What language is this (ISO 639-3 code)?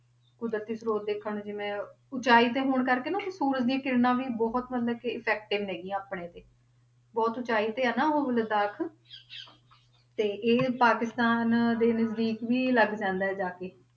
pan